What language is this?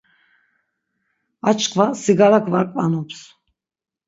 Laz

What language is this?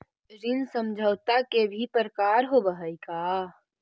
Magahi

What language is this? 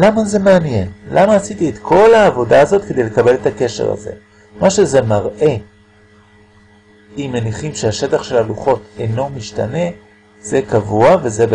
Hebrew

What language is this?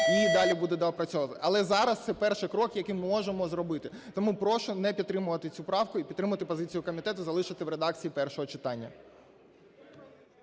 Ukrainian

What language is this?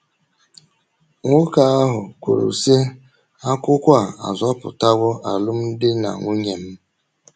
Igbo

